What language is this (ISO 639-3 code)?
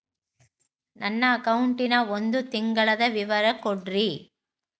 kan